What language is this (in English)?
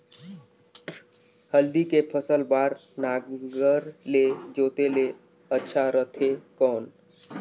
Chhattisgarhi